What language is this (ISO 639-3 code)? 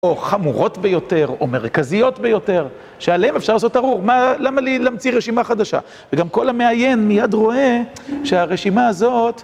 heb